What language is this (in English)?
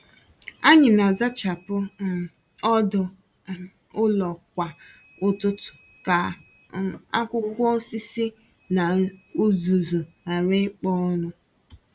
Igbo